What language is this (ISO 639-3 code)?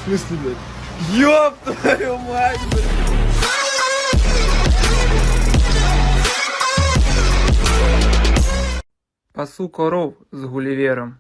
rus